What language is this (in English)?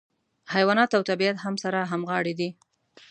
Pashto